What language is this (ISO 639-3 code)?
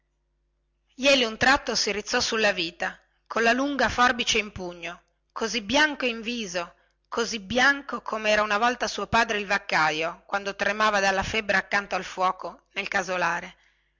ita